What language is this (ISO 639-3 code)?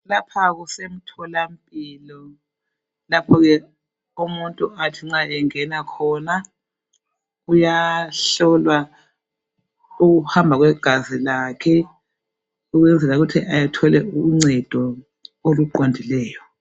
nde